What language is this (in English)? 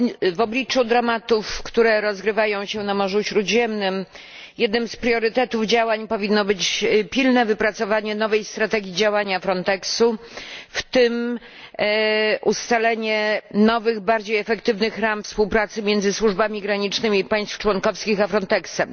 Polish